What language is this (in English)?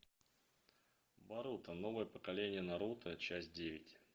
Russian